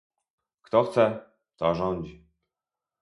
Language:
Polish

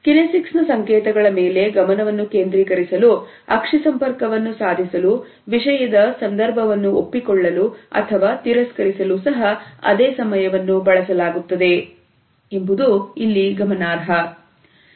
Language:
Kannada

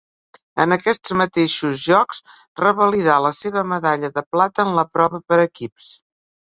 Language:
Catalan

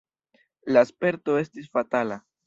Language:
Esperanto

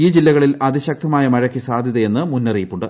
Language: Malayalam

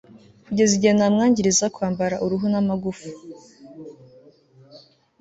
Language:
Kinyarwanda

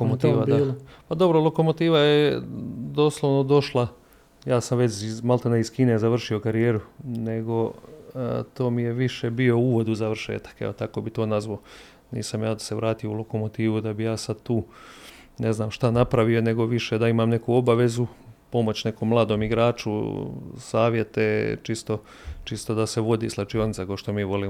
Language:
Croatian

